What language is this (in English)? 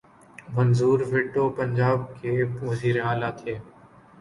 Urdu